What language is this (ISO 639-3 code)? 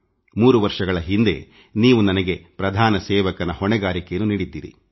kan